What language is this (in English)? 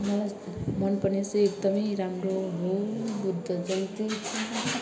Nepali